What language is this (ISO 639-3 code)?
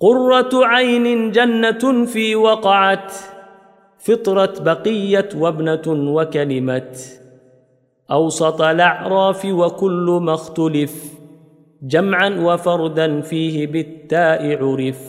ara